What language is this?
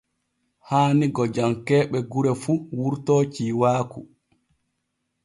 Borgu Fulfulde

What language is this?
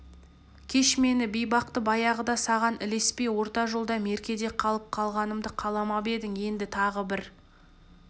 Kazakh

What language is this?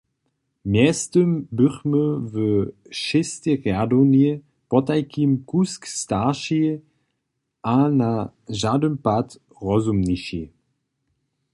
Upper Sorbian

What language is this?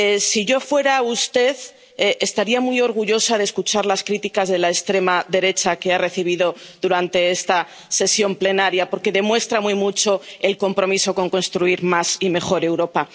Spanish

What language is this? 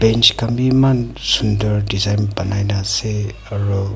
Naga Pidgin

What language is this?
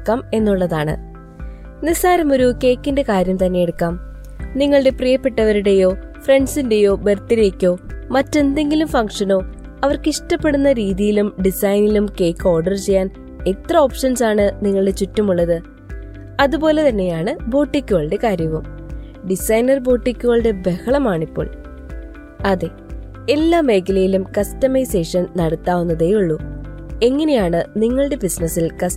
Malayalam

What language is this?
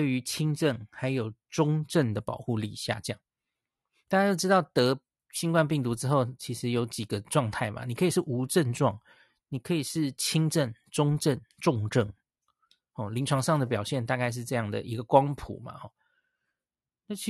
Chinese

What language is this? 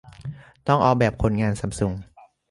Thai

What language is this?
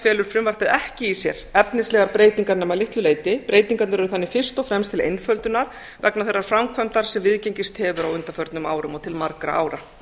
Icelandic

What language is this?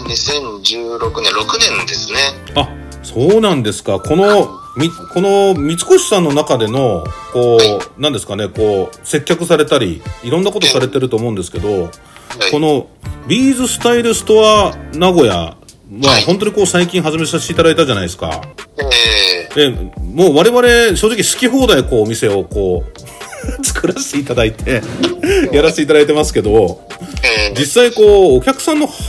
Japanese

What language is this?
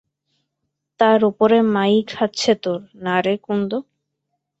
Bangla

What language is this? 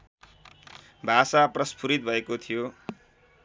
Nepali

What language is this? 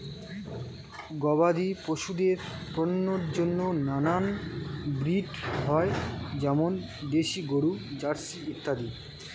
Bangla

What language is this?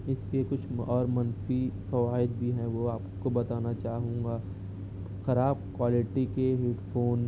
Urdu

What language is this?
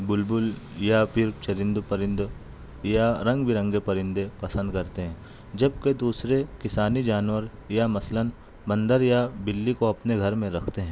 Urdu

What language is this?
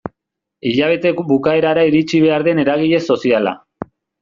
Basque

